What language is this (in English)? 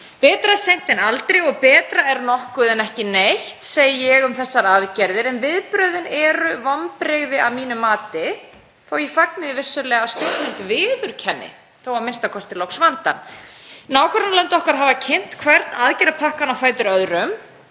Icelandic